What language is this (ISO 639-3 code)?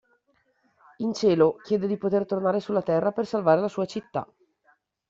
ita